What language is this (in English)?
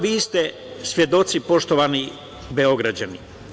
Serbian